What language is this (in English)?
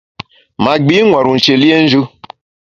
Bamun